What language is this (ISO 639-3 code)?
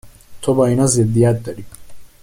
fas